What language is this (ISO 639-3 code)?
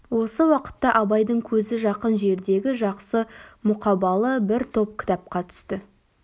kaz